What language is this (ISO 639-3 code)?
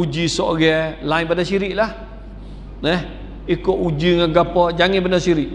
msa